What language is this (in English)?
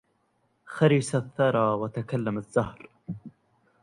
Arabic